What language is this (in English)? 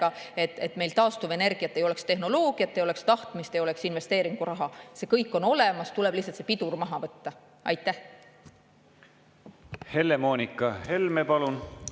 Estonian